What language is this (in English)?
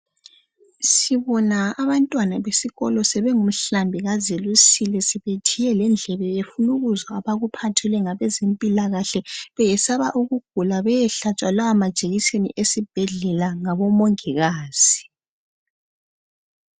North Ndebele